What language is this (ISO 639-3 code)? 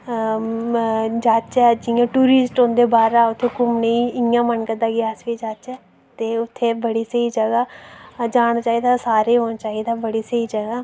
doi